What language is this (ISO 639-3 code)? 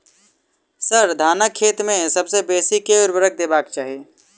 mai